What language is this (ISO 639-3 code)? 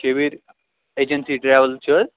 kas